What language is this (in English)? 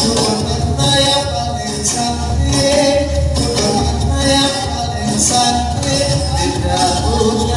Arabic